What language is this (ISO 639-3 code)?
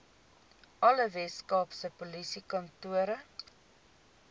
afr